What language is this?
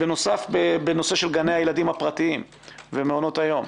Hebrew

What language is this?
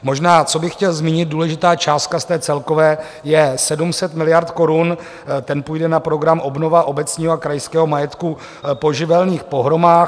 Czech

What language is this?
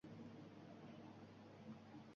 Uzbek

